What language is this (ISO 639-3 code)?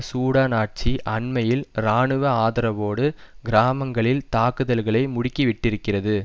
tam